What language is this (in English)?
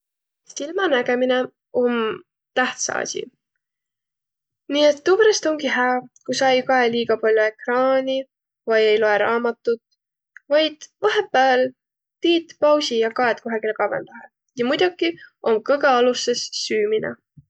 Võro